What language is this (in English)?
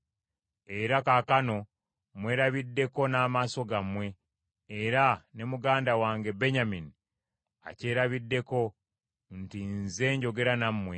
Ganda